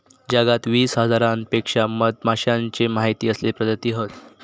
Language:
Marathi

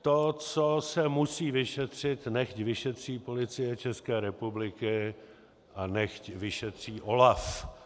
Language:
Czech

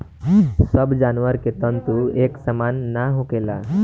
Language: Bhojpuri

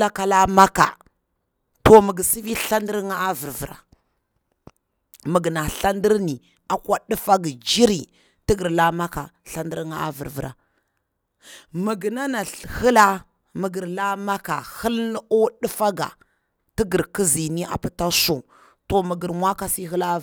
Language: Bura-Pabir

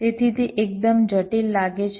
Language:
Gujarati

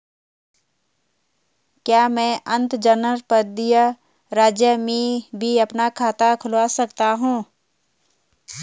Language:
Hindi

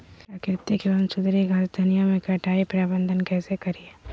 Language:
Magahi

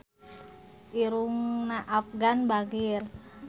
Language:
Sundanese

